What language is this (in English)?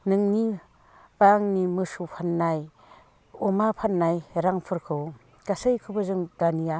Bodo